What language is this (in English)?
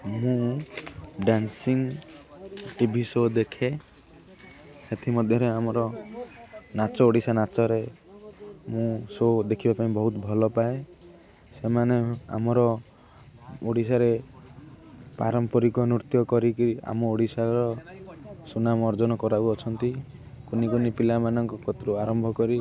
Odia